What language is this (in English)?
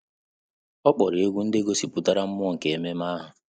Igbo